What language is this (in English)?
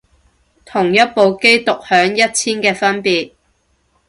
Cantonese